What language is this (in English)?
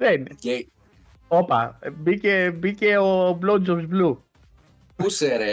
Greek